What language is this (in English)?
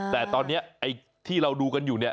Thai